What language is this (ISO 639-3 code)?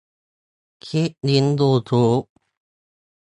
tha